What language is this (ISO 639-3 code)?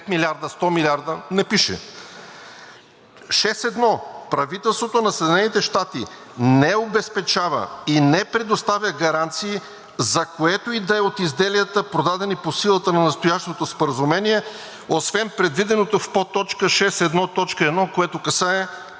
bul